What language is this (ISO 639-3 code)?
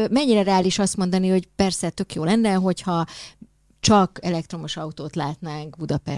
hun